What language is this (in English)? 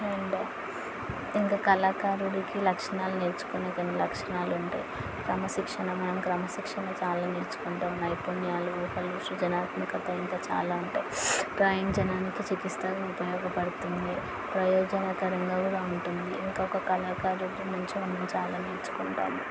Telugu